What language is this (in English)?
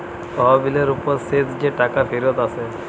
Bangla